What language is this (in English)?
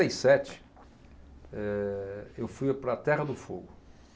Portuguese